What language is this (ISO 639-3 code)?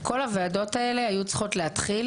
heb